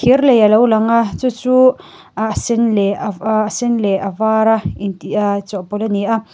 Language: Mizo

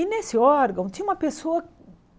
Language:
Portuguese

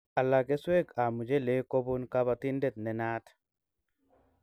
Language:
Kalenjin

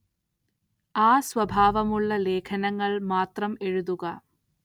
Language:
Malayalam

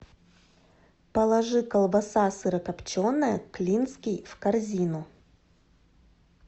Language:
Russian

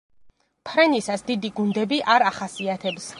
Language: Georgian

